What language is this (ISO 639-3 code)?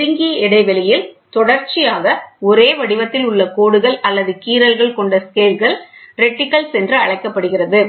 tam